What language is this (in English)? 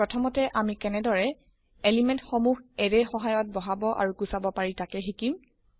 Assamese